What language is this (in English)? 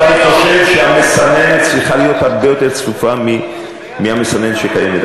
Hebrew